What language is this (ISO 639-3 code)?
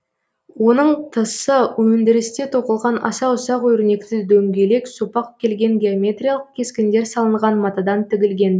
kaz